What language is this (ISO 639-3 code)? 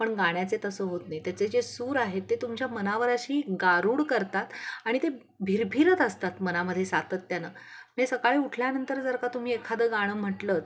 mar